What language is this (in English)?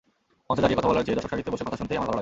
Bangla